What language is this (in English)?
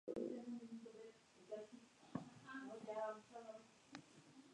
Spanish